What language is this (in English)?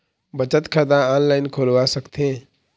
Chhattisgarhi